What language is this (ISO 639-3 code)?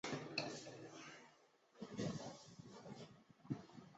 zho